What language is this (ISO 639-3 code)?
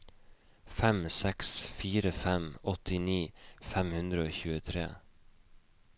nor